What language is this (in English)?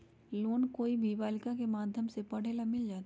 Magahi